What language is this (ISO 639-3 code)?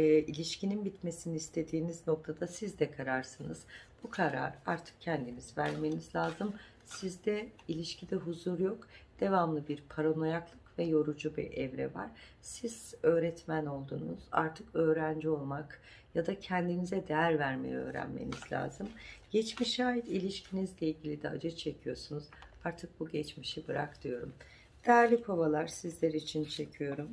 tur